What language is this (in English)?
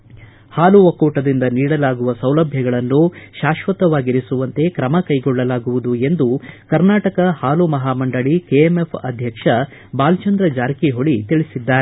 Kannada